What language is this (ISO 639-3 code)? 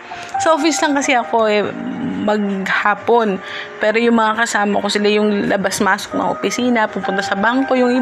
fil